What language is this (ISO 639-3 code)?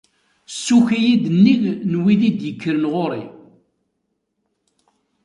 kab